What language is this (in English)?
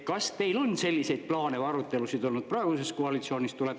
Estonian